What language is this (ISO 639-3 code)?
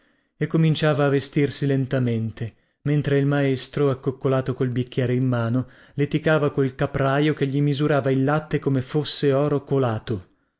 ita